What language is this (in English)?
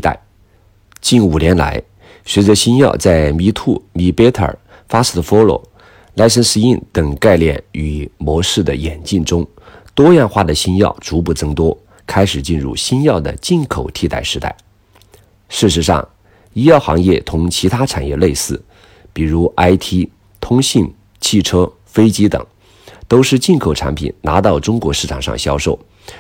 Chinese